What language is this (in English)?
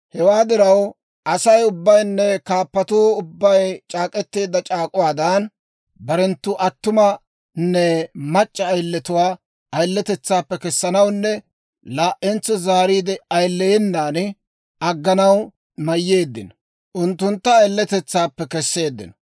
Dawro